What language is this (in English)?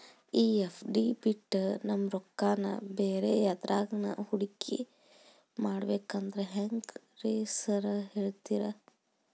Kannada